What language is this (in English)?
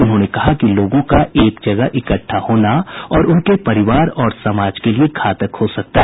Hindi